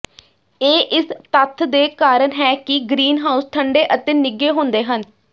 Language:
Punjabi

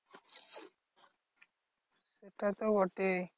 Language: Bangla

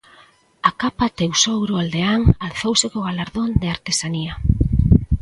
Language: Galician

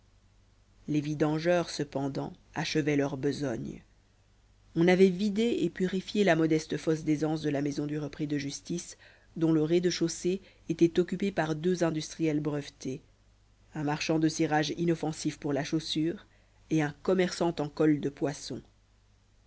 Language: French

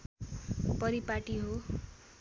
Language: Nepali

